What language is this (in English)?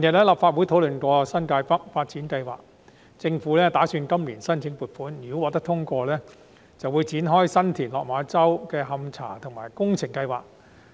Cantonese